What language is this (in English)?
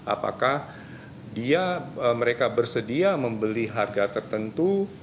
Indonesian